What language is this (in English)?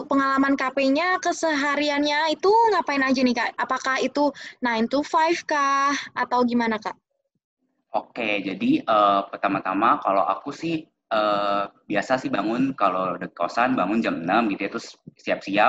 Indonesian